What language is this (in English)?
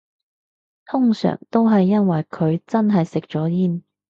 Cantonese